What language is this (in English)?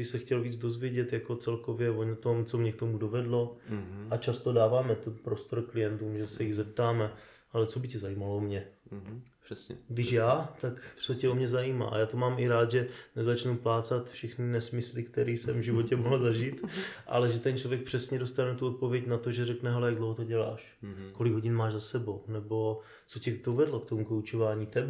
Czech